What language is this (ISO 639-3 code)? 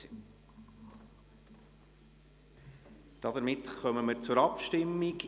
gsw